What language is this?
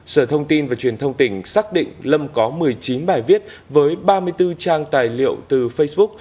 Vietnamese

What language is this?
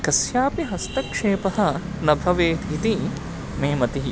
Sanskrit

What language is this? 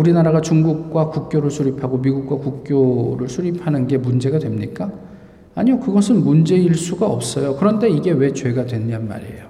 Korean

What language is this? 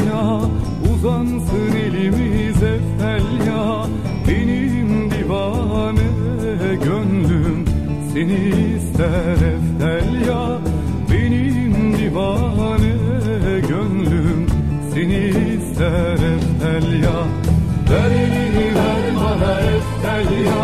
Turkish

